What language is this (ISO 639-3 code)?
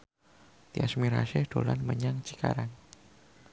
jav